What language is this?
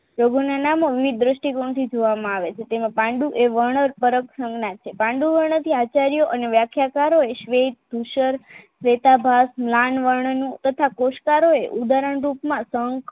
Gujarati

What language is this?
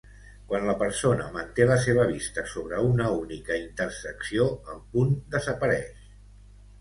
Catalan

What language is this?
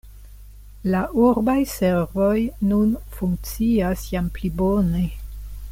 Esperanto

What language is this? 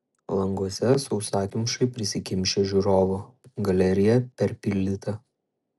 Lithuanian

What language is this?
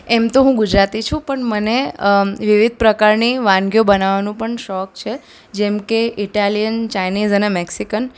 Gujarati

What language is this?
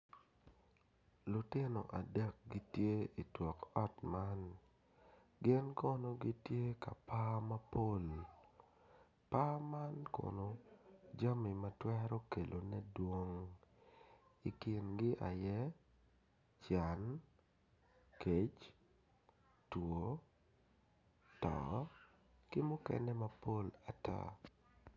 Acoli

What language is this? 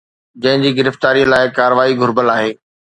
Sindhi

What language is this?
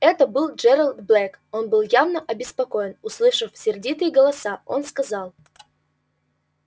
Russian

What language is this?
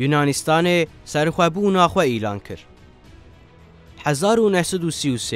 Arabic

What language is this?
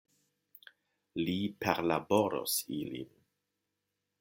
Esperanto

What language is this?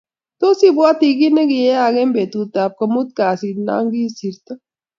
Kalenjin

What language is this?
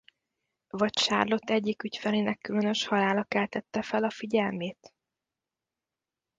Hungarian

